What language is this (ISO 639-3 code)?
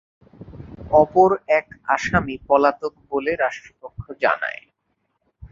ben